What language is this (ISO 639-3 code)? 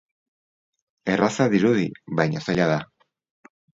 eus